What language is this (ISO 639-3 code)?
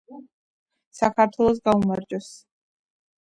kat